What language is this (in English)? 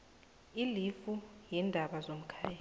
South Ndebele